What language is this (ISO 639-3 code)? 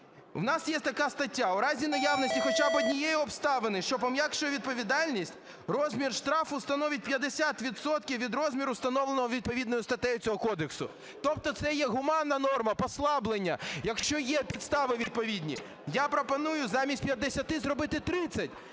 ukr